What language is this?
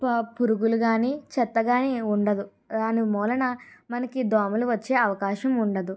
Telugu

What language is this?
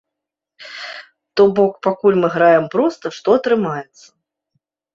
Belarusian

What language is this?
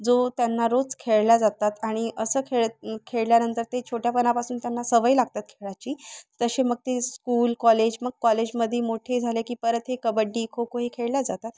Marathi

